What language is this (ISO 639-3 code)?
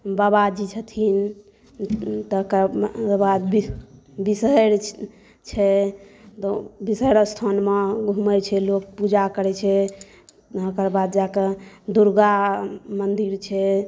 mai